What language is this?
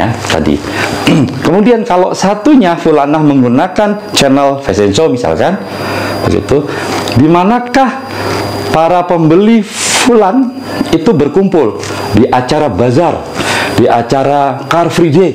Indonesian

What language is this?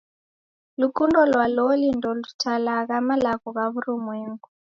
Taita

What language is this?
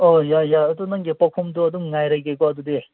Manipuri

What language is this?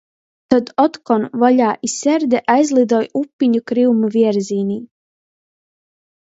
Latgalian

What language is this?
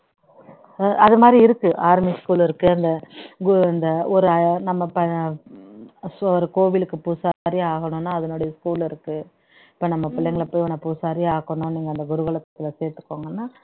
Tamil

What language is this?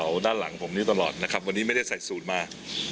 Thai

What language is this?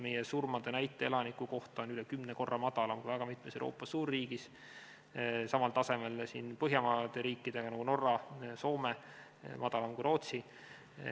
Estonian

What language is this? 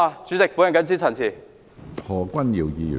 Cantonese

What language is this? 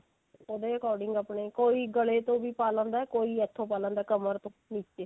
Punjabi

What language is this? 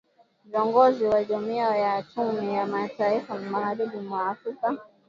Swahili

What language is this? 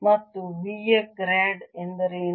Kannada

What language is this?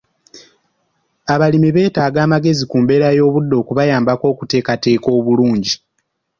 Ganda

